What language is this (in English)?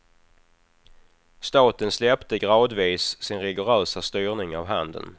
Swedish